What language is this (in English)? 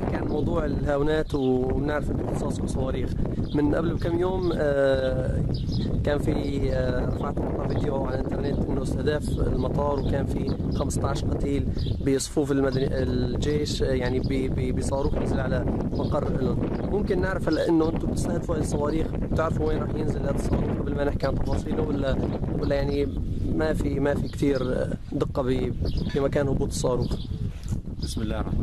Arabic